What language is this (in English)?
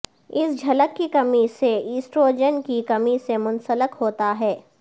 Urdu